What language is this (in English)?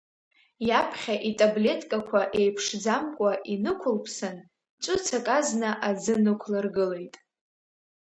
Abkhazian